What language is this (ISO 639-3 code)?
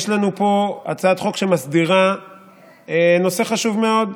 heb